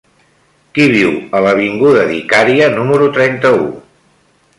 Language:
Catalan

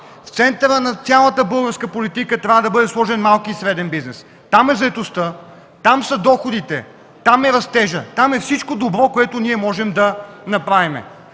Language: Bulgarian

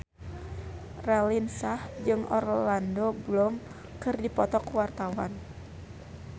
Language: Sundanese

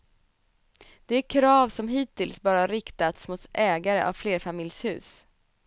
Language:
Swedish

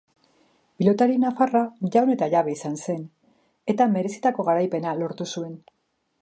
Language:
Basque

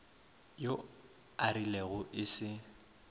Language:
Northern Sotho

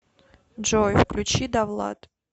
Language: Russian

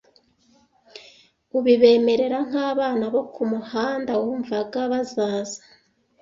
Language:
Kinyarwanda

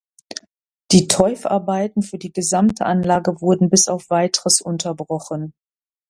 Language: German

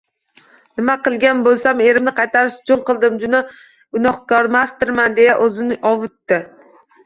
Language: Uzbek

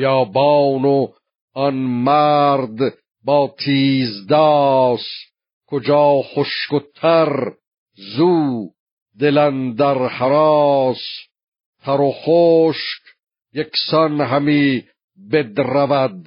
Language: Persian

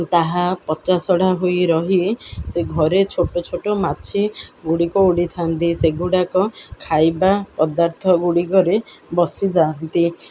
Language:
Odia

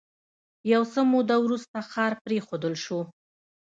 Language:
Pashto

